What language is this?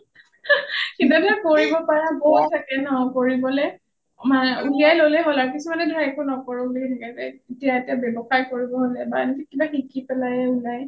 Assamese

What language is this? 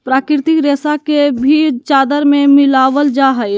Magahi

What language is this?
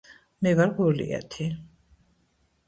Georgian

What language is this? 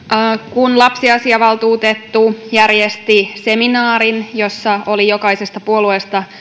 Finnish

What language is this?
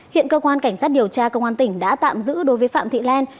Vietnamese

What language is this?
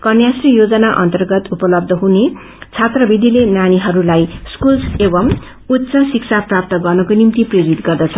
Nepali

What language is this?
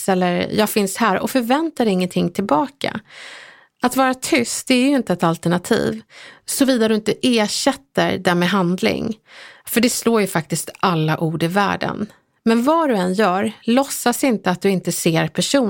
Swedish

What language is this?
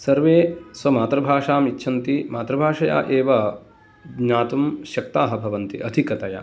Sanskrit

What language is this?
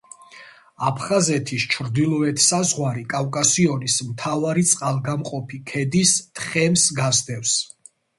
Georgian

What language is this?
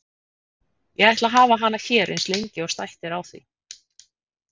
Icelandic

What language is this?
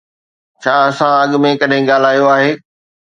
Sindhi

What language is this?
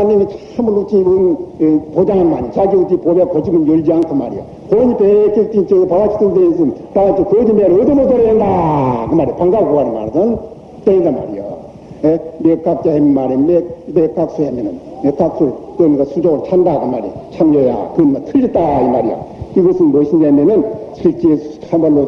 Korean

